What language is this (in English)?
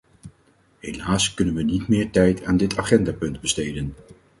Dutch